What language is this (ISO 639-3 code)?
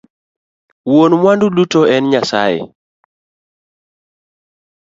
luo